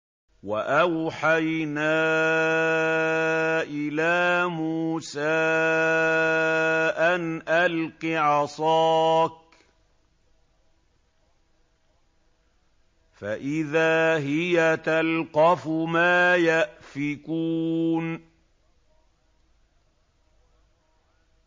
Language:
Arabic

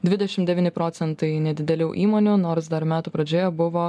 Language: Lithuanian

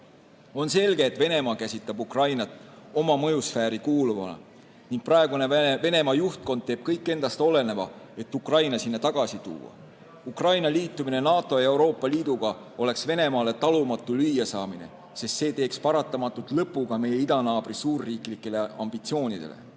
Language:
Estonian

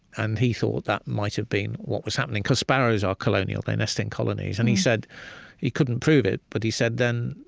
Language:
English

